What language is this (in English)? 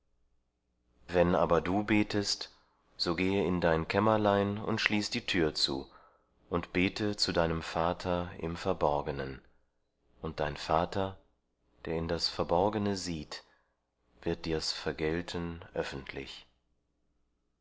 German